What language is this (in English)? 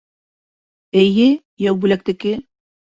Bashkir